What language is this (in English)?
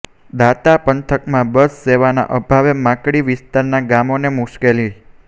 Gujarati